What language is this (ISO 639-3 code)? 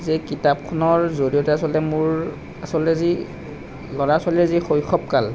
asm